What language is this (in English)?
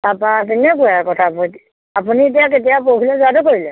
Assamese